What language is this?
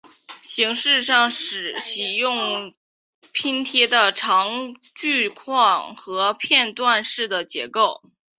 Chinese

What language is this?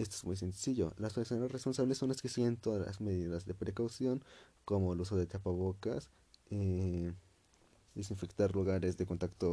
Spanish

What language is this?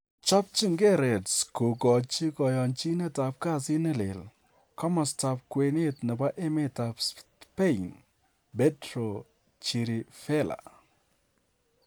Kalenjin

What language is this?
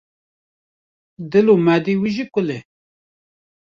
Kurdish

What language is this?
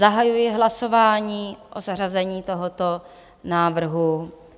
Czech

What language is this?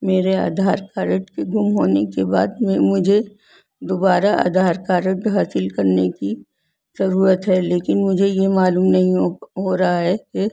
Urdu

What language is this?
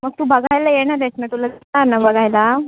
Marathi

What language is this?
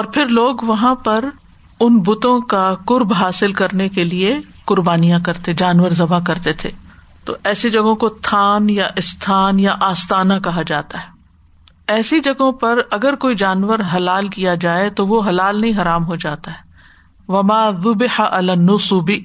Urdu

